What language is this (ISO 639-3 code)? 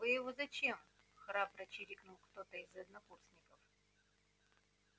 rus